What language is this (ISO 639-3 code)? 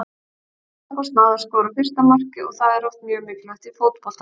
isl